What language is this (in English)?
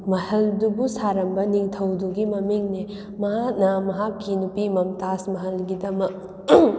Manipuri